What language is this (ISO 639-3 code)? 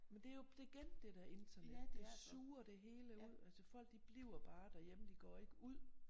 dan